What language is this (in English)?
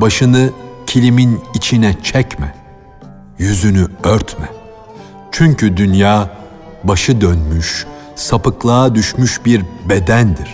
Turkish